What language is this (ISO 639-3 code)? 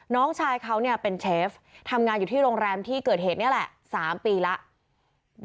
tha